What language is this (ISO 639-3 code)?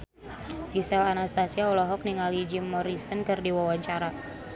sun